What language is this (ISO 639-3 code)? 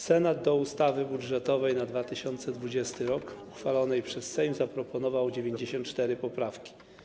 pol